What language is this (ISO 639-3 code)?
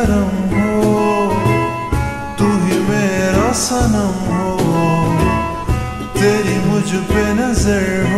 ron